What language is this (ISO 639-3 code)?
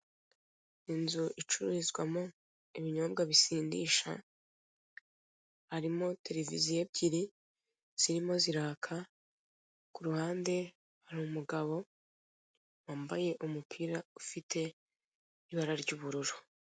kin